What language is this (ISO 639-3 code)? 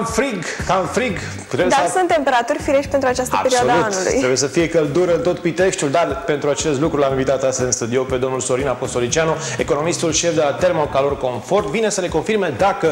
ron